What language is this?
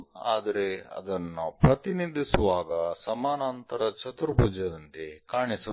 Kannada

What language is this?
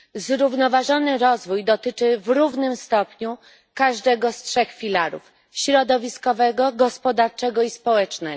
Polish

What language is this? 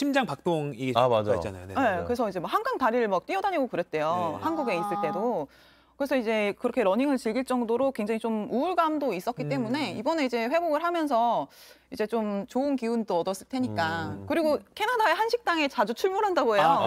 Korean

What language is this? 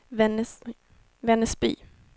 Swedish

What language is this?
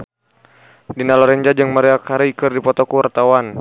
Sundanese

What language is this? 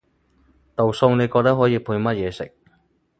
Cantonese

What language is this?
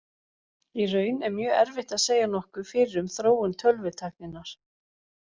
Icelandic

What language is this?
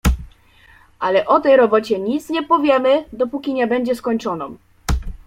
Polish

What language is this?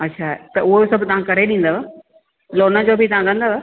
Sindhi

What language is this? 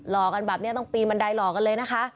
Thai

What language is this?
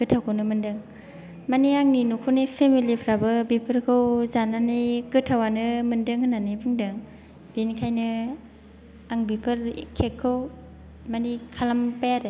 Bodo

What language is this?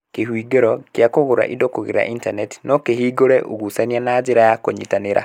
Kikuyu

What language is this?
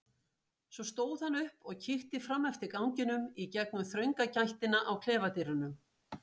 Icelandic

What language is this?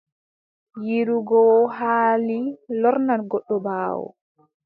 Adamawa Fulfulde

